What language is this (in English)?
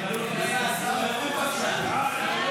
Hebrew